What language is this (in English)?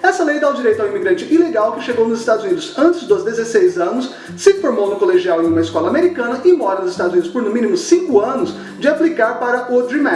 Portuguese